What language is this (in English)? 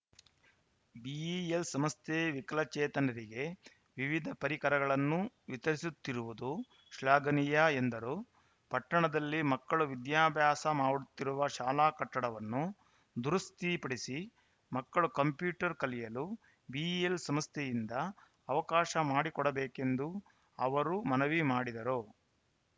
Kannada